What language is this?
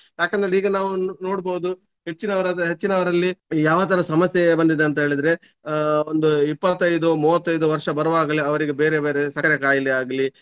Kannada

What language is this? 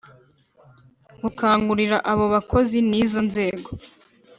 Kinyarwanda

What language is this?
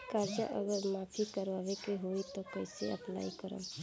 Bhojpuri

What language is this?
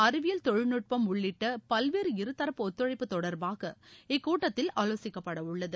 Tamil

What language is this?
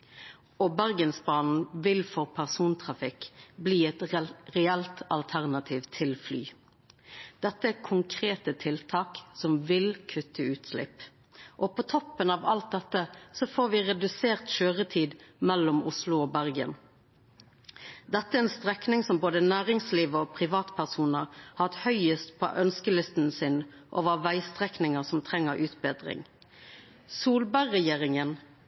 Norwegian Nynorsk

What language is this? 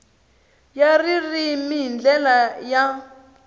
Tsonga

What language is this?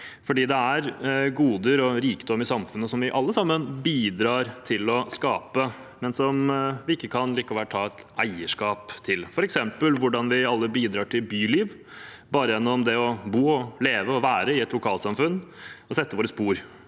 Norwegian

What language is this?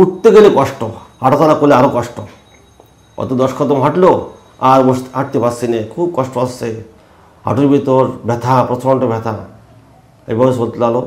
Bangla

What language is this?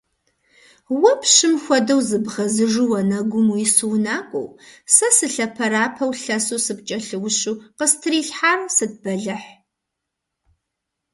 Kabardian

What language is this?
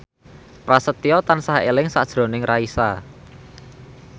Javanese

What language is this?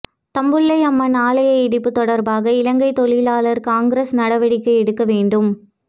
Tamil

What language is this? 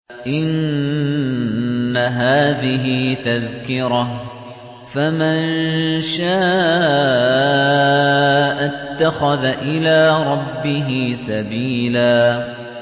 Arabic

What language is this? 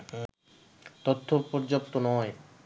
Bangla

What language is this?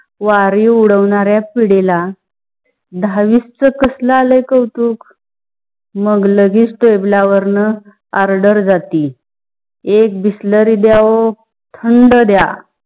Marathi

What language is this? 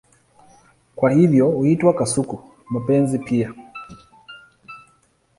Swahili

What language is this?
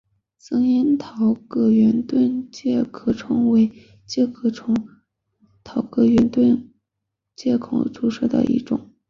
Chinese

